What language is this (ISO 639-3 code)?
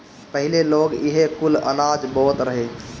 bho